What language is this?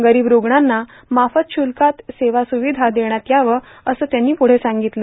Marathi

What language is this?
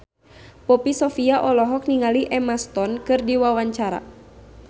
Sundanese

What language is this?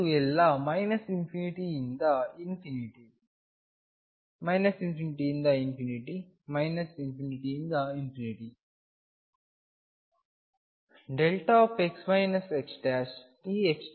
Kannada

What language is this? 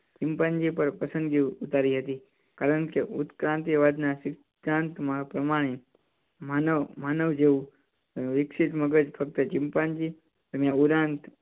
Gujarati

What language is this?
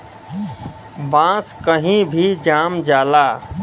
Bhojpuri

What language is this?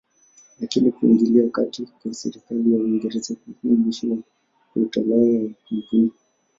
Swahili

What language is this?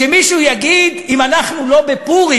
Hebrew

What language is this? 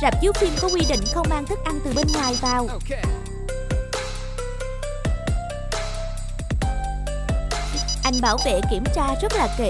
Vietnamese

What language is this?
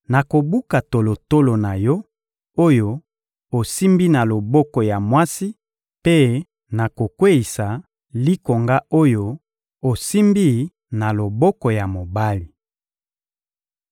Lingala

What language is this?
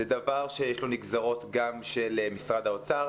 Hebrew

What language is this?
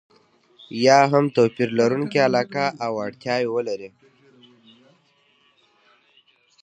Pashto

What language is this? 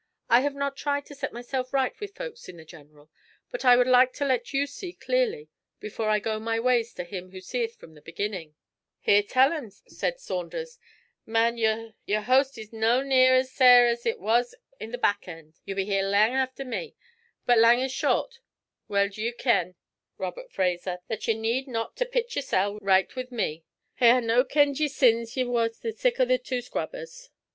English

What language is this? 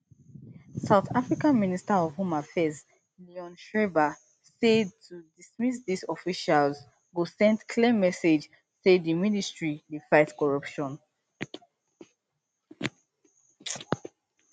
Nigerian Pidgin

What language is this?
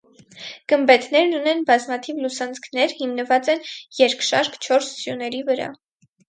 Armenian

